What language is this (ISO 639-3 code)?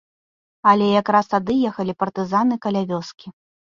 bel